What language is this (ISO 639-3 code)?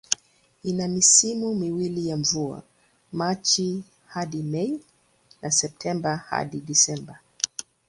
swa